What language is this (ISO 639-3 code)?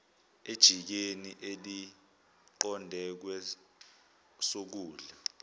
zul